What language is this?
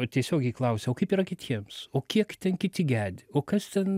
Lithuanian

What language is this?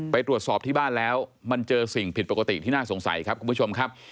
Thai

